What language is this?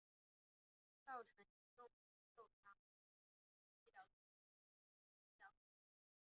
Chinese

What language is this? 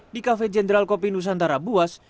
Indonesian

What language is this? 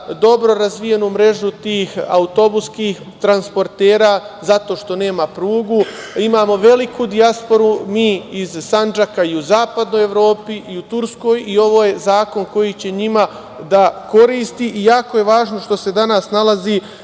Serbian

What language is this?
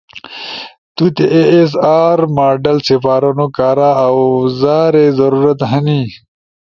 Ushojo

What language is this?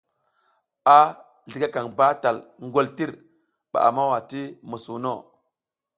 South Giziga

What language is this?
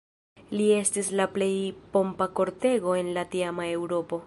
Esperanto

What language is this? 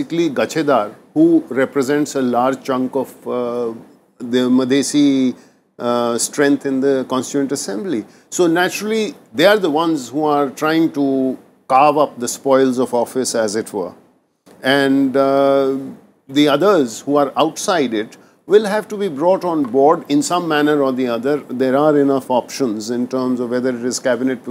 English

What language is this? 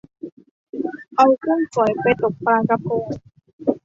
Thai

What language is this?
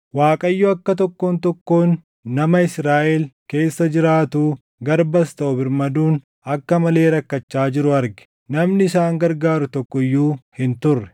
Oromo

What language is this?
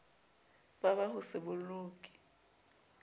Southern Sotho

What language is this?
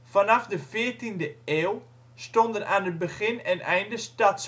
Dutch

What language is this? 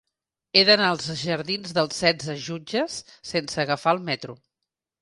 Catalan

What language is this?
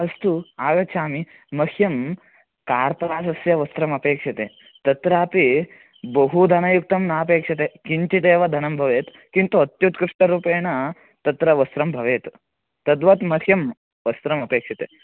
Sanskrit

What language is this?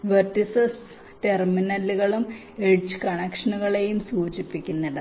Malayalam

